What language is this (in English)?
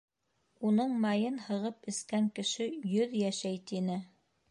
Bashkir